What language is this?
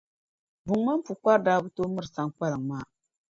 Dagbani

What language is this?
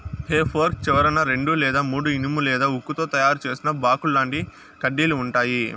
Telugu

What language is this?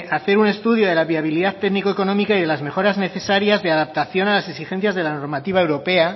Spanish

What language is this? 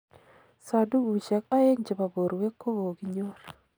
Kalenjin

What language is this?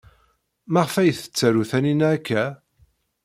Kabyle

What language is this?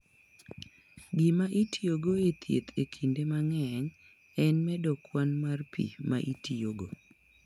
Luo (Kenya and Tanzania)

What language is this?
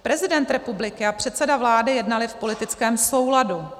Czech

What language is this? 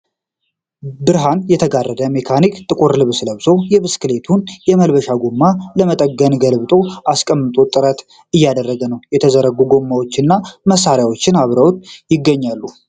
Amharic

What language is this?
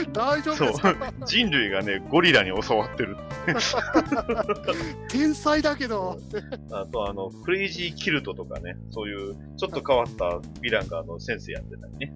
Japanese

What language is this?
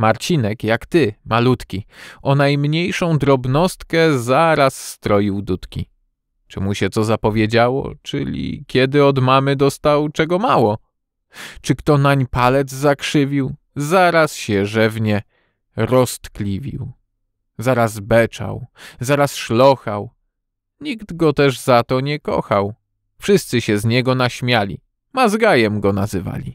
Polish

